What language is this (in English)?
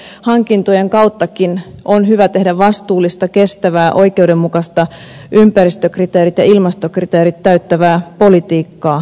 Finnish